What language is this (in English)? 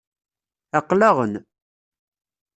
Kabyle